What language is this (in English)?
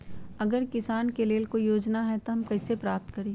Magahi